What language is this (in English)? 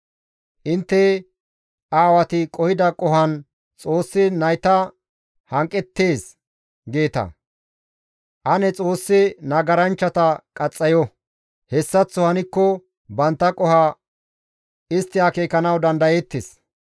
Gamo